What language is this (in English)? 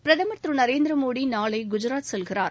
Tamil